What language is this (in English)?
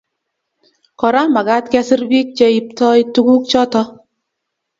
Kalenjin